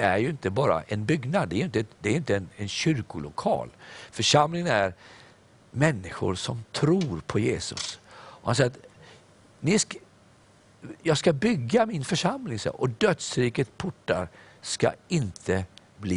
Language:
Swedish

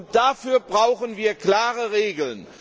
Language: German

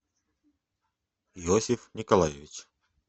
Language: Russian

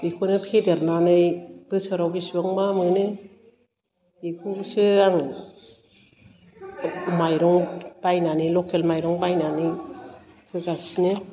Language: Bodo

